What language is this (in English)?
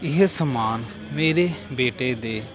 Punjabi